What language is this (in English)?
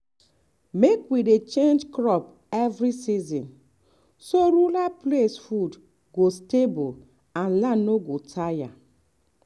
Nigerian Pidgin